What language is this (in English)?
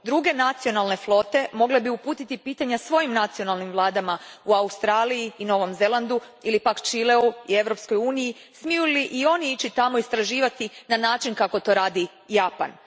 Croatian